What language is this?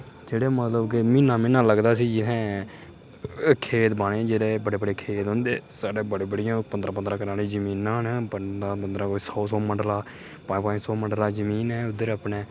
Dogri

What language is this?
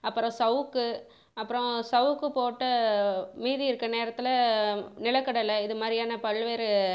Tamil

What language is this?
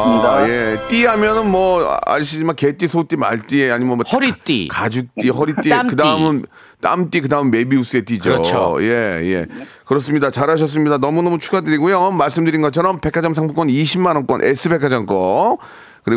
Korean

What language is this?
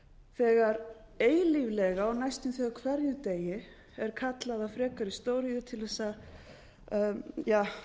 Icelandic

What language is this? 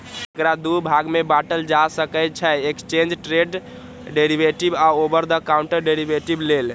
Maithili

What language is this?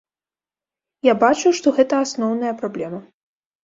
Belarusian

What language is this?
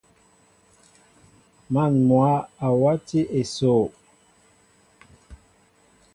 Mbo (Cameroon)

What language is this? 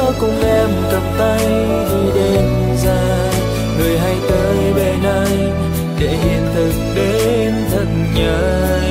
Vietnamese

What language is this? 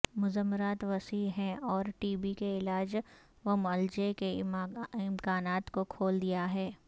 Urdu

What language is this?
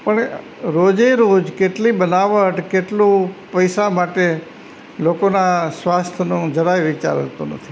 Gujarati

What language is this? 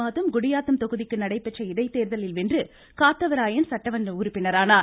Tamil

